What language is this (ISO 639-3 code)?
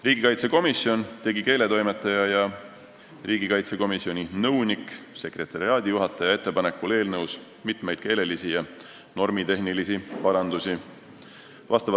est